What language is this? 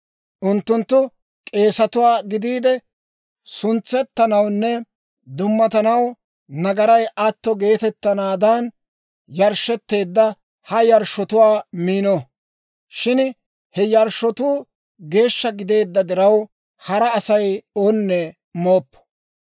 Dawro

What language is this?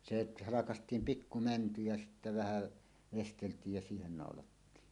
Finnish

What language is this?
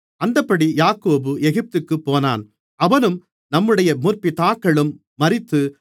Tamil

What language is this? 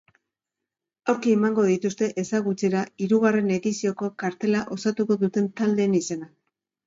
Basque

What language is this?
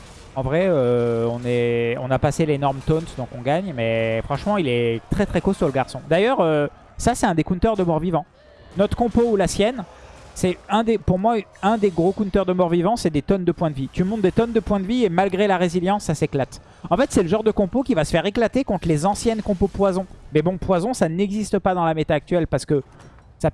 French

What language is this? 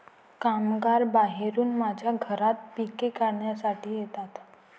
Marathi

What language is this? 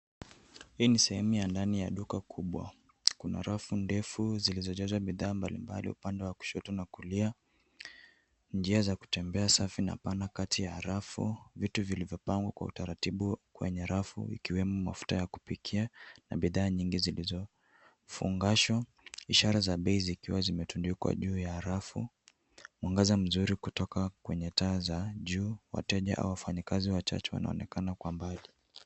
Swahili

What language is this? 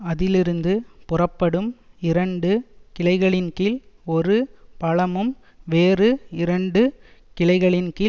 Tamil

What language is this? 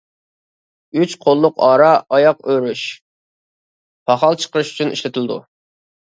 Uyghur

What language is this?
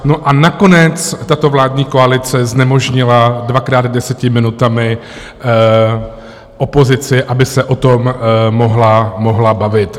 Czech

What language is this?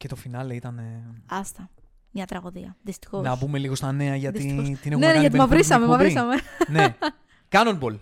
Greek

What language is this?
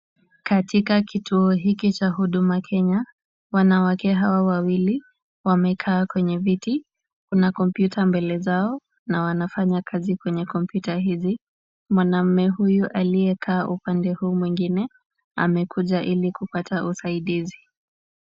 Swahili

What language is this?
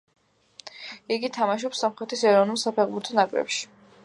Georgian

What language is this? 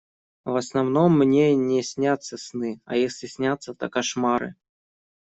Russian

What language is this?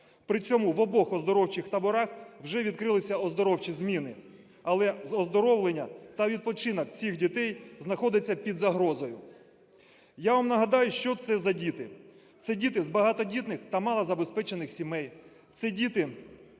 Ukrainian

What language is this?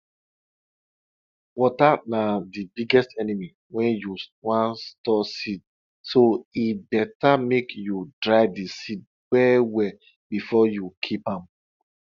Nigerian Pidgin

